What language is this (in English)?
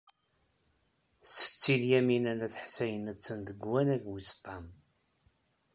Kabyle